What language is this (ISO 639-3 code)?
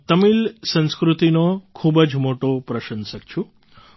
guj